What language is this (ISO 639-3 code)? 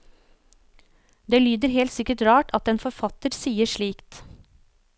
nor